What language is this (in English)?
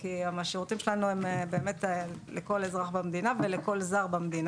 Hebrew